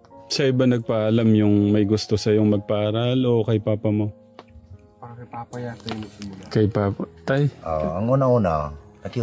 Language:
Filipino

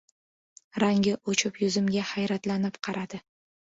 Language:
Uzbek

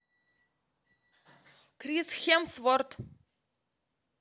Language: Russian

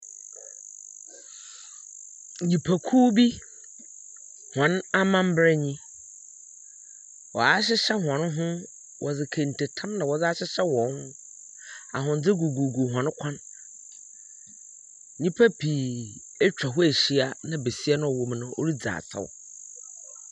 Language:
Akan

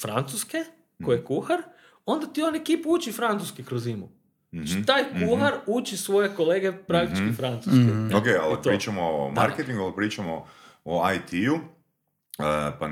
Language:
Croatian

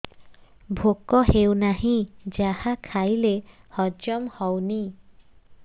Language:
Odia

